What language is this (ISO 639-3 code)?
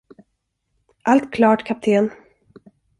swe